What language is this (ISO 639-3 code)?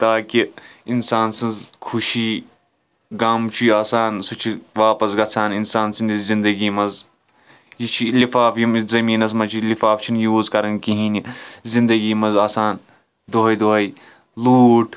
kas